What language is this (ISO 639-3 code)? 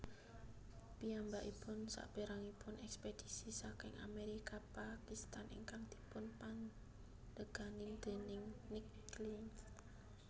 jav